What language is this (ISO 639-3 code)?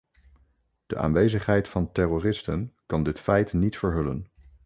nld